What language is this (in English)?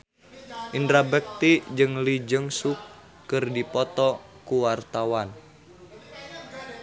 Sundanese